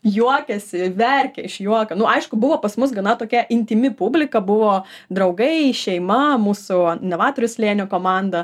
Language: Lithuanian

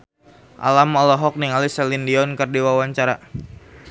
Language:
Sundanese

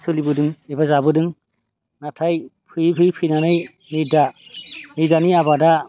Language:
Bodo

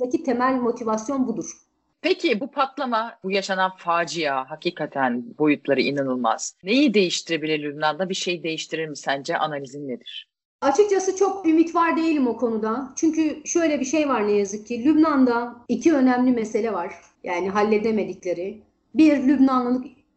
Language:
Turkish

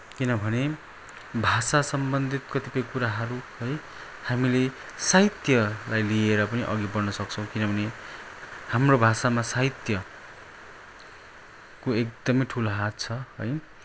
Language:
Nepali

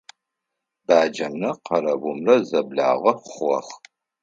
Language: Adyghe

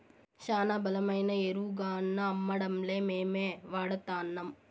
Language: Telugu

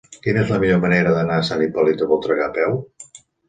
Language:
Catalan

